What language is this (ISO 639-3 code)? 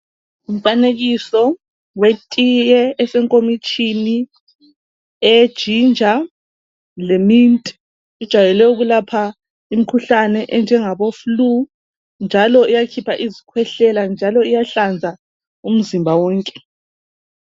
nde